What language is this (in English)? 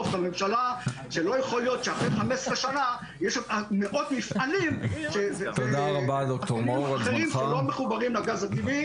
Hebrew